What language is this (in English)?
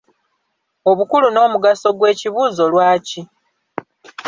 Ganda